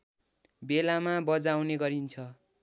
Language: Nepali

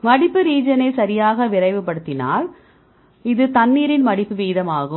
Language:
Tamil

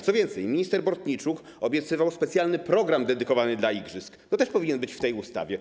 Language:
Polish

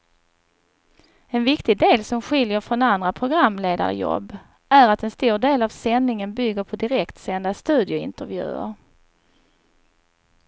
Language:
Swedish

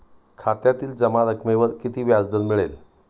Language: Marathi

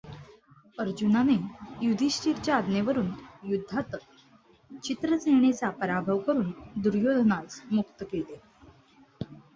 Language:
Marathi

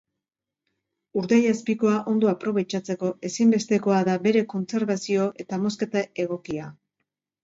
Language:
Basque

